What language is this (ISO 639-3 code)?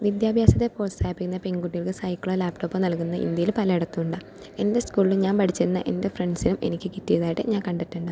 mal